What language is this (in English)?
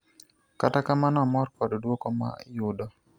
Luo (Kenya and Tanzania)